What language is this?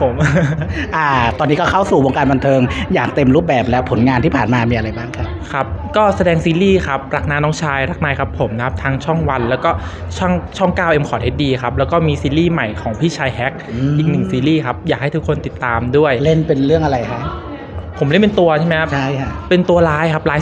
Thai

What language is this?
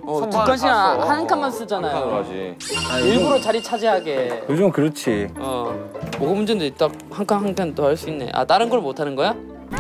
Korean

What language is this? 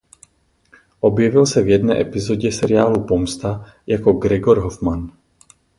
Czech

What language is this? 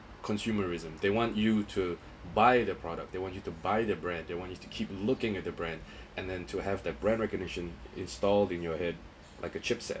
English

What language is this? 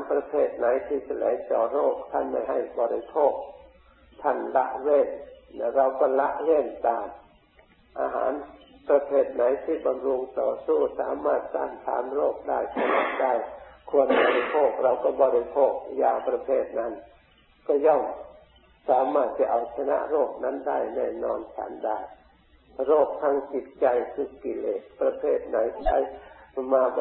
Thai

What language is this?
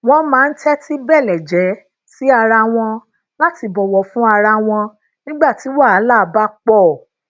Yoruba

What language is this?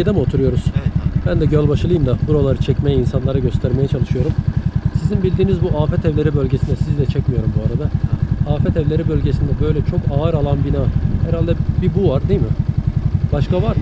Turkish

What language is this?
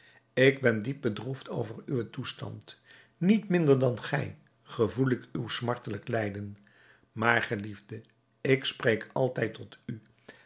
Dutch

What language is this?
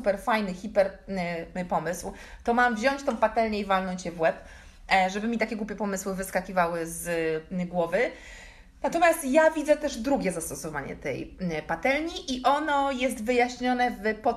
Polish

